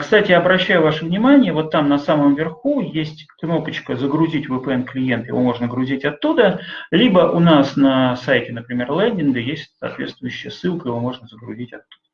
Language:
Russian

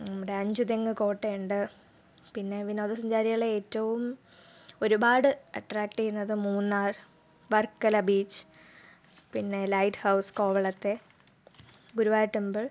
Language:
Malayalam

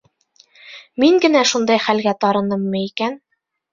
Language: Bashkir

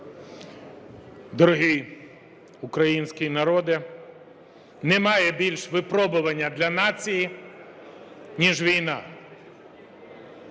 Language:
Ukrainian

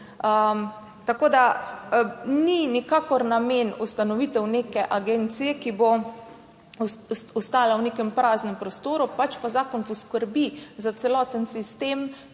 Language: Slovenian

